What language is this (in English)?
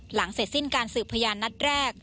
Thai